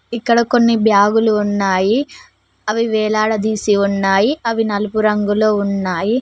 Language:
Telugu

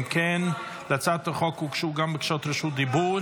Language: Hebrew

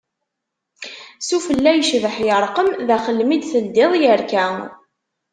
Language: Kabyle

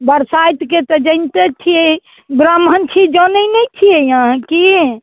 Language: Maithili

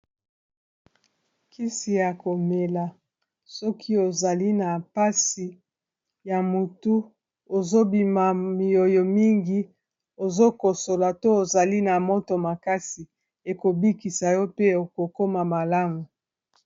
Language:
Lingala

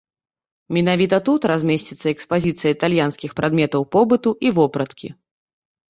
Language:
Belarusian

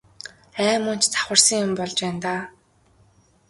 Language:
Mongolian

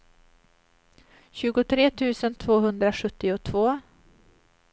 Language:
Swedish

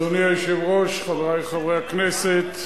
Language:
Hebrew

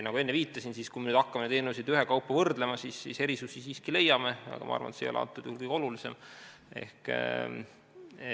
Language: Estonian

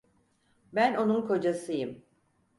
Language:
Turkish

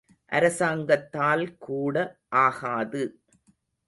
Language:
Tamil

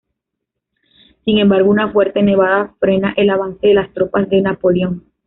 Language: Spanish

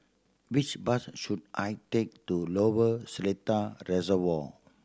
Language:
English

